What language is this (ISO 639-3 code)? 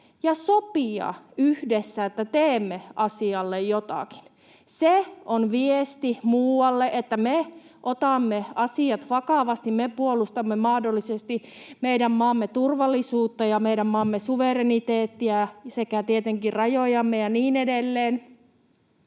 fin